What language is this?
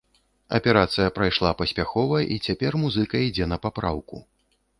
Belarusian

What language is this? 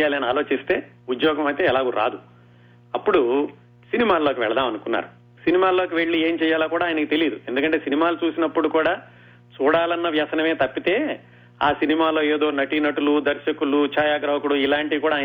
Telugu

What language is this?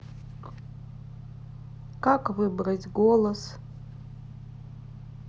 Russian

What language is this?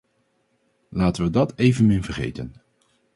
Dutch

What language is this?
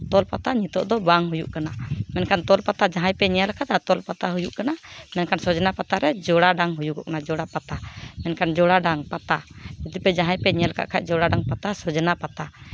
Santali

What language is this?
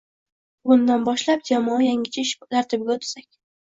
Uzbek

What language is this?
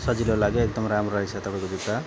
Nepali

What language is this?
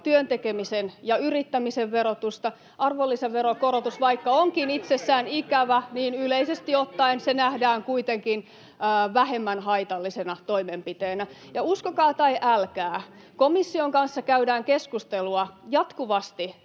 Finnish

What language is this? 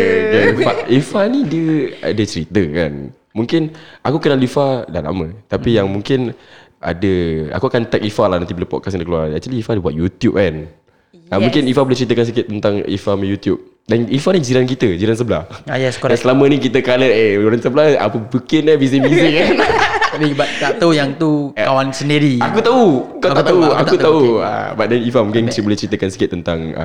Malay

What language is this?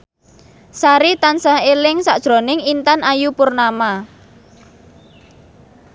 Javanese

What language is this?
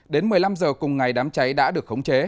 Vietnamese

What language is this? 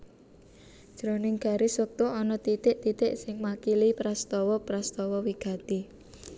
Javanese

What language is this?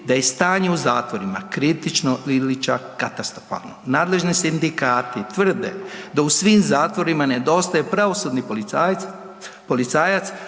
Croatian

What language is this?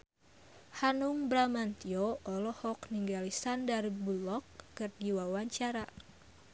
Sundanese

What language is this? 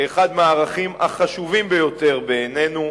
Hebrew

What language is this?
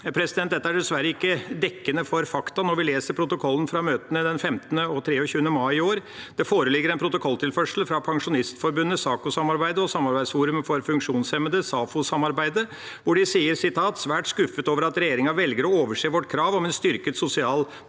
Norwegian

